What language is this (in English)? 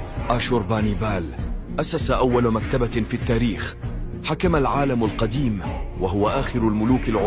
Arabic